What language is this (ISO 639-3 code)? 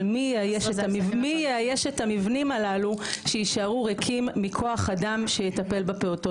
heb